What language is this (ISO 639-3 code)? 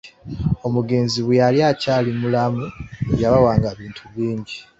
lug